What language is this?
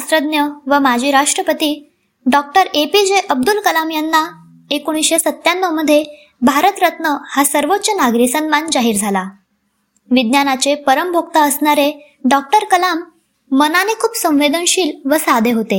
Marathi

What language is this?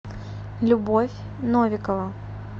Russian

